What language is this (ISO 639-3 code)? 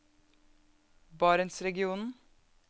nor